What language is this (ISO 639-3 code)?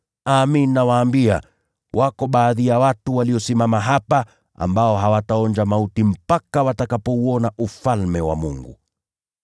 swa